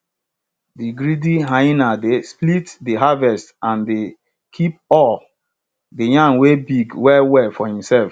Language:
Nigerian Pidgin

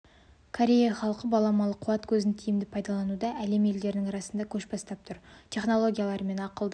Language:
Kazakh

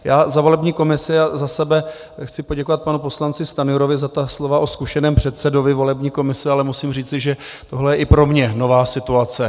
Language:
Czech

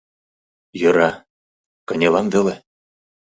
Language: Mari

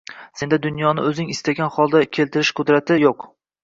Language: Uzbek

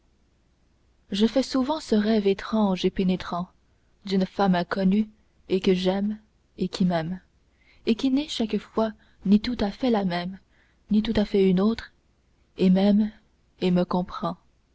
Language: French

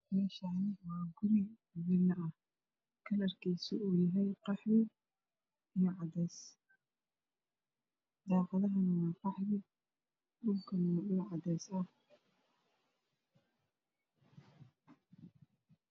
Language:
Somali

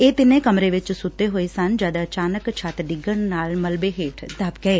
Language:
Punjabi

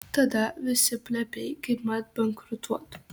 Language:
Lithuanian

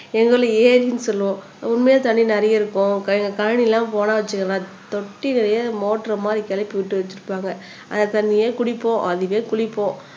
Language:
Tamil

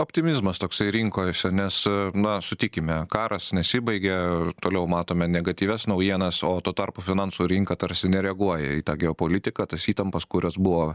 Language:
Lithuanian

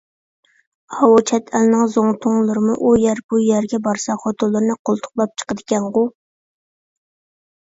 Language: Uyghur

